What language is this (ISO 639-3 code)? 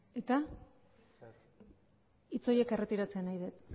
eus